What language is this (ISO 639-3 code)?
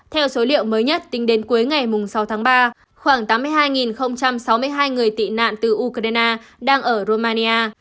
vie